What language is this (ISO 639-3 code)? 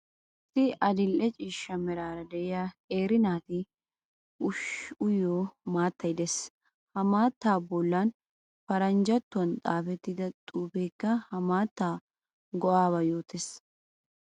wal